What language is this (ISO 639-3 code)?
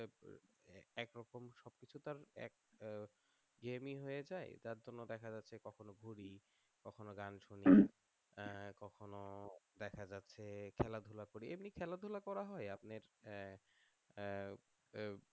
ben